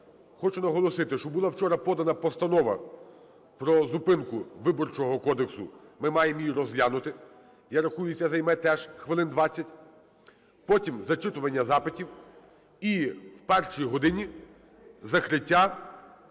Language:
Ukrainian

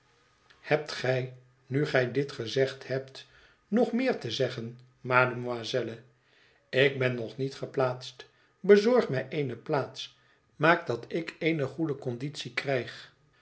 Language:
Dutch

